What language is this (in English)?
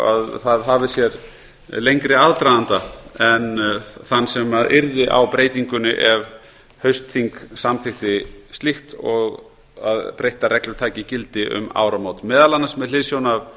Icelandic